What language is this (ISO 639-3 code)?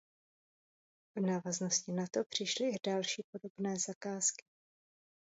ces